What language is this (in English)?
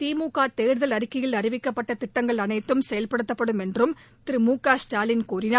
Tamil